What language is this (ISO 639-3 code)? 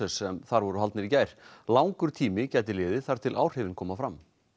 isl